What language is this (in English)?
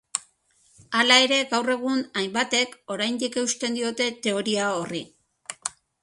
Basque